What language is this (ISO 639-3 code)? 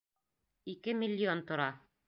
bak